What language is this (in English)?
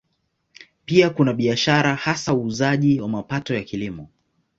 Swahili